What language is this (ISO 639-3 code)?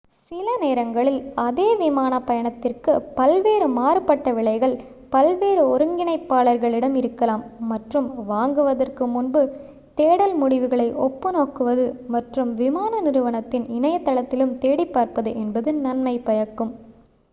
tam